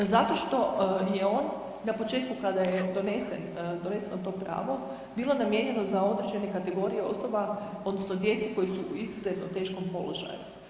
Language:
Croatian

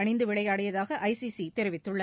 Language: Tamil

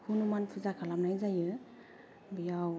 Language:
Bodo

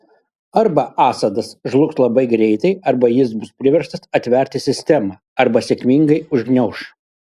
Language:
Lithuanian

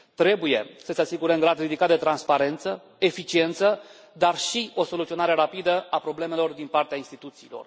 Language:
Romanian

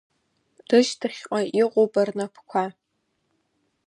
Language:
Abkhazian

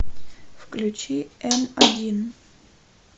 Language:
Russian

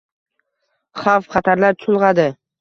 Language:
Uzbek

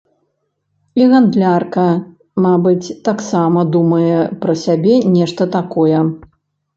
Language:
Belarusian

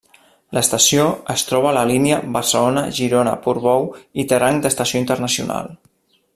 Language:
Catalan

